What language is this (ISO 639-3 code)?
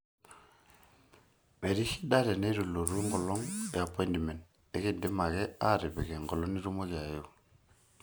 mas